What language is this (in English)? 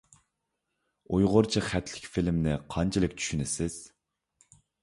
Uyghur